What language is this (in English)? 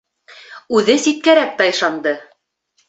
Bashkir